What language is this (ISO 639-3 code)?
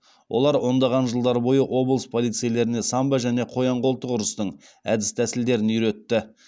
kaz